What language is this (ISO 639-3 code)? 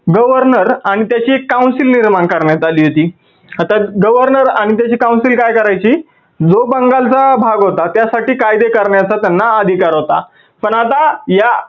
mar